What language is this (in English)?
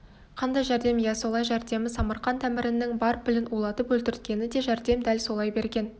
Kazakh